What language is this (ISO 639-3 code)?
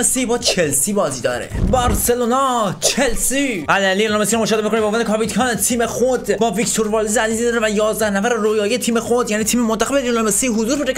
fas